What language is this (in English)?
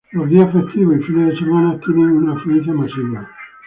Spanish